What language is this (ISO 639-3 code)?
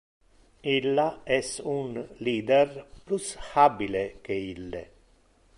ina